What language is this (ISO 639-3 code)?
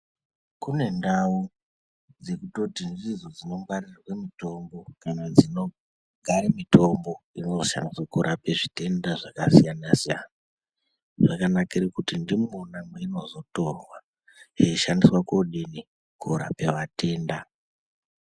ndc